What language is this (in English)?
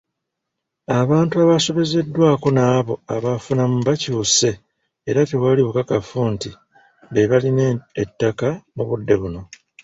Ganda